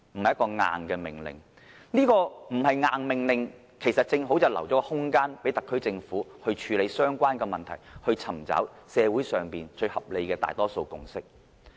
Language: Cantonese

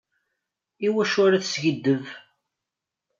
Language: Kabyle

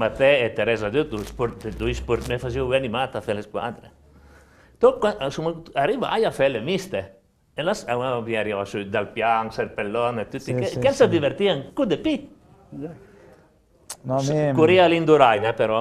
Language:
Italian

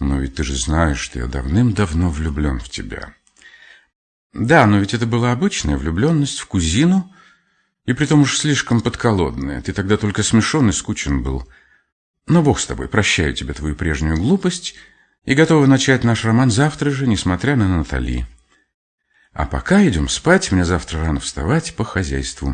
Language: Russian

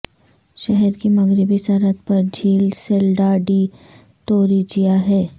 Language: Urdu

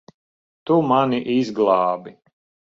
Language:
Latvian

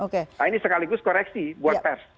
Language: Indonesian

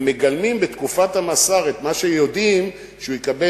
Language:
Hebrew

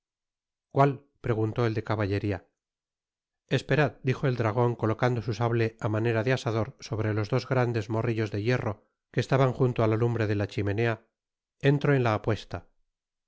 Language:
Spanish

